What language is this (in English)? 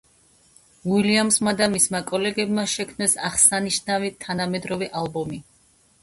Georgian